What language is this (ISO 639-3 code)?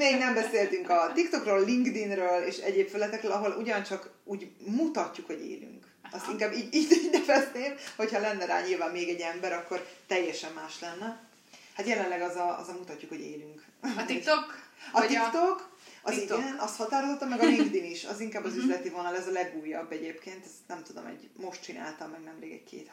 hun